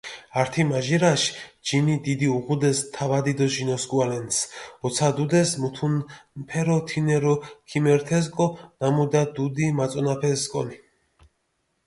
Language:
Mingrelian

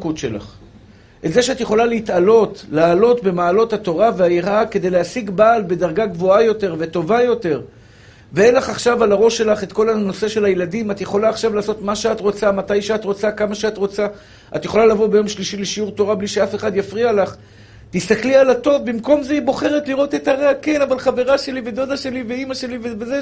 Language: Hebrew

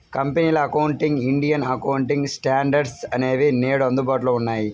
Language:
Telugu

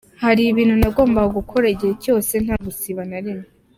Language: Kinyarwanda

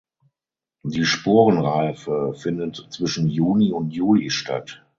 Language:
German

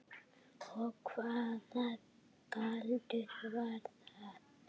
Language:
Icelandic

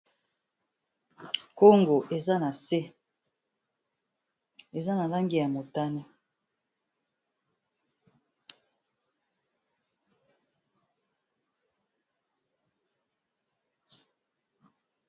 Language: Lingala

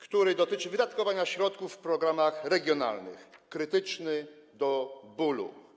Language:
Polish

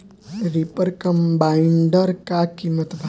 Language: Bhojpuri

